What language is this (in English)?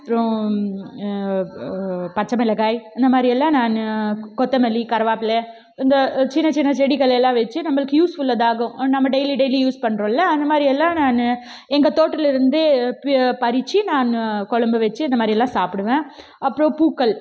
Tamil